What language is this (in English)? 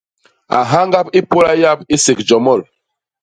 Basaa